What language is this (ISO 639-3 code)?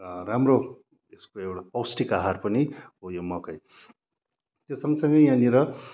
nep